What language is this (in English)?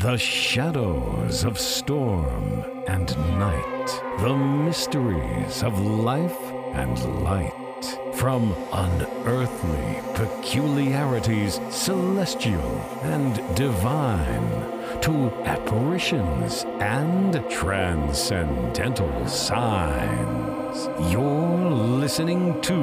English